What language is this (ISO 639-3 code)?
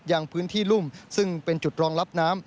tha